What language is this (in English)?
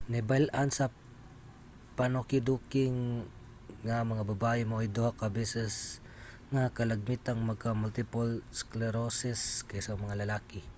Cebuano